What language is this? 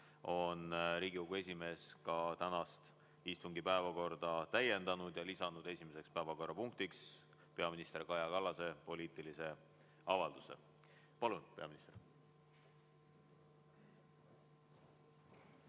Estonian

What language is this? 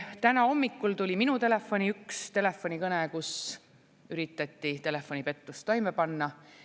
Estonian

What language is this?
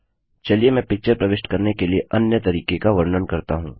Hindi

